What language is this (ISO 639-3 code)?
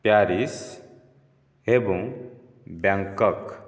ori